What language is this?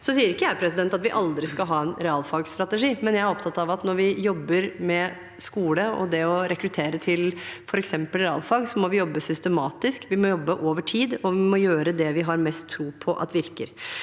Norwegian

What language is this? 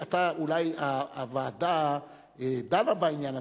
Hebrew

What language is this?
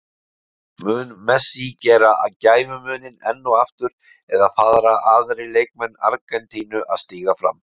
Icelandic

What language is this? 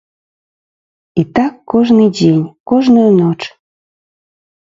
Belarusian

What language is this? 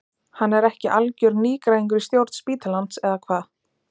Icelandic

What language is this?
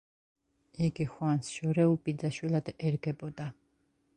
Georgian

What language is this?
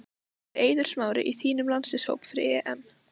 Icelandic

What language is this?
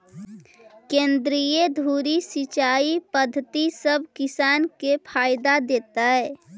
Magahi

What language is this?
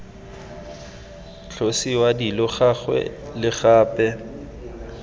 Tswana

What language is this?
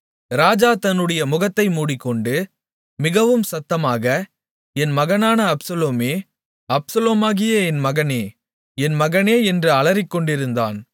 Tamil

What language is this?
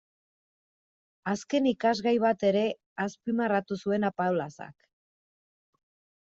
Basque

